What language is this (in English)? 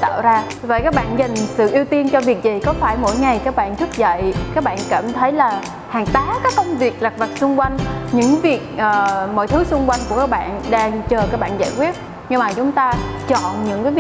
Vietnamese